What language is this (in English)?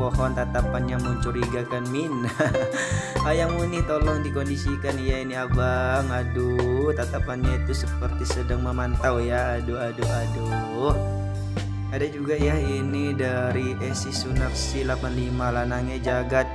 Indonesian